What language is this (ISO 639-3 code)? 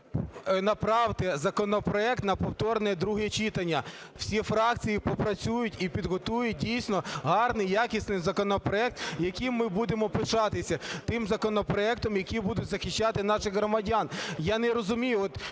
ukr